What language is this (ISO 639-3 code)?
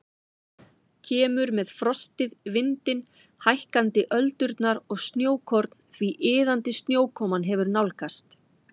isl